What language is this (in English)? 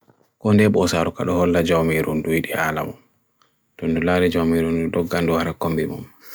Bagirmi Fulfulde